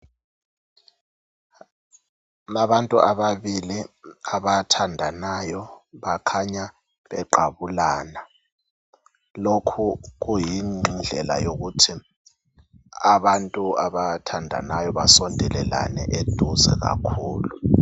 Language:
North Ndebele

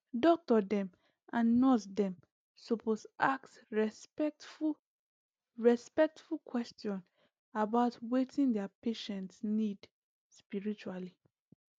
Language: Nigerian Pidgin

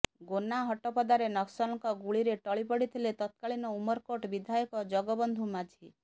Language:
Odia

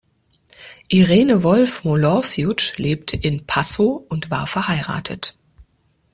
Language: German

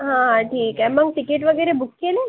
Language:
Marathi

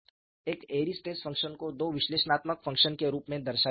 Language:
Hindi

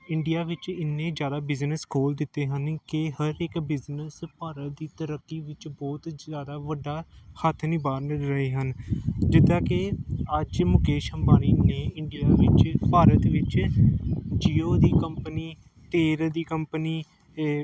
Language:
Punjabi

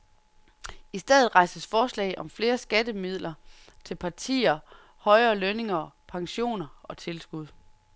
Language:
Danish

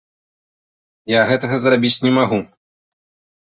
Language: Belarusian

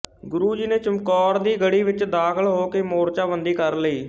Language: Punjabi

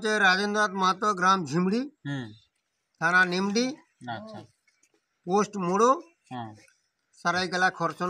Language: Bangla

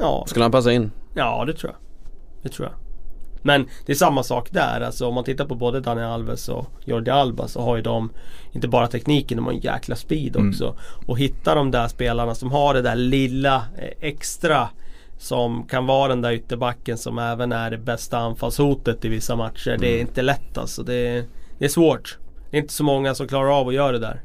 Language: Swedish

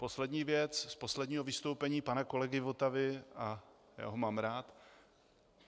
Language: Czech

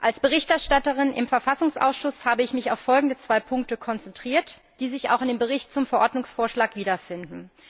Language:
German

